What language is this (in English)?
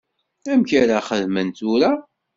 Kabyle